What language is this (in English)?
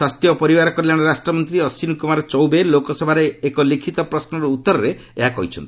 Odia